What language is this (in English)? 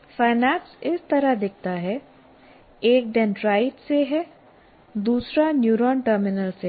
Hindi